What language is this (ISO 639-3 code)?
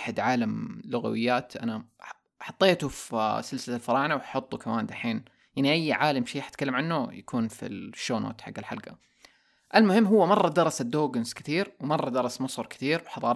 ara